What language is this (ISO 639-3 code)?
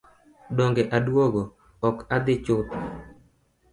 luo